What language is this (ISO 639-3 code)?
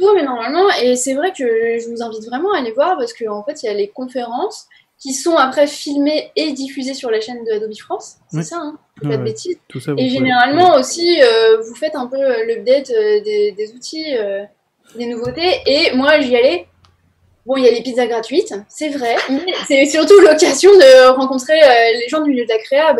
fra